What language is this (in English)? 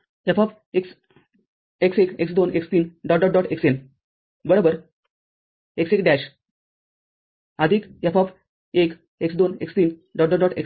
Marathi